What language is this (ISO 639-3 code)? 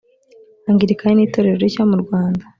kin